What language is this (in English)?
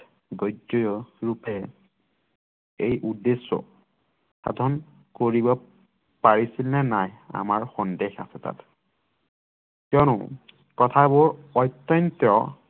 Assamese